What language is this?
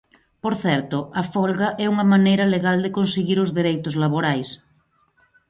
Galician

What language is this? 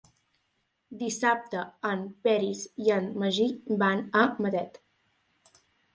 Catalan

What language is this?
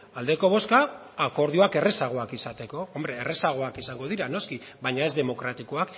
Basque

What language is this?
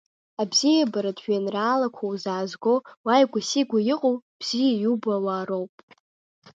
Abkhazian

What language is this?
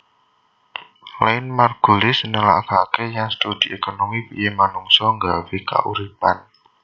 Javanese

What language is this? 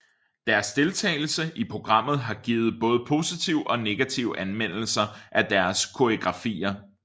Danish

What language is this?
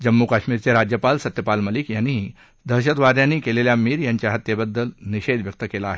Marathi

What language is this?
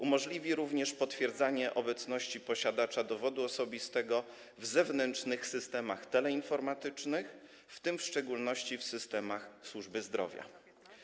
Polish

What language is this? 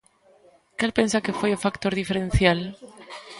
Galician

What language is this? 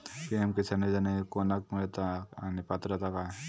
Marathi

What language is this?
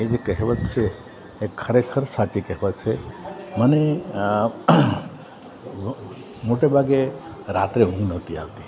Gujarati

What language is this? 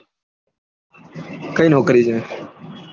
Gujarati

